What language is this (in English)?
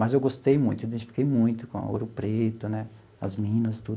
Portuguese